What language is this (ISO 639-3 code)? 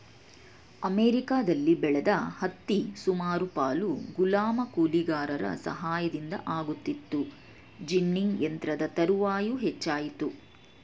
kan